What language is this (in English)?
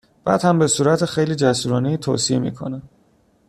Persian